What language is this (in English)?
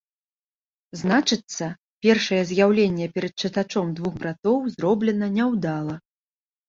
Belarusian